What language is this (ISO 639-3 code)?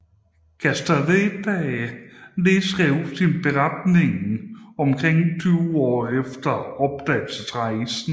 dan